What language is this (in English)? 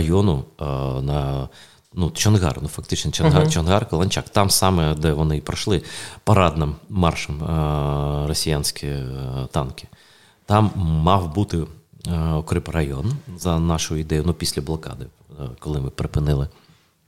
Ukrainian